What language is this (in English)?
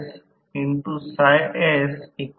Marathi